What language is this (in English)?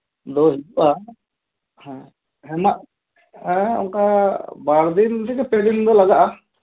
Santali